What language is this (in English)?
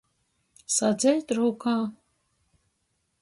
Latgalian